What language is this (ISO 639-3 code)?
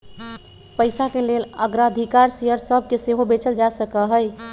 mag